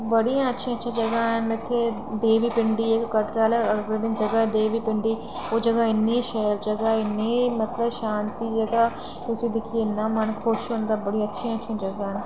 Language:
Dogri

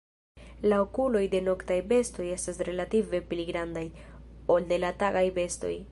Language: Esperanto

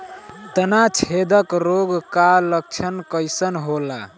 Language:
Bhojpuri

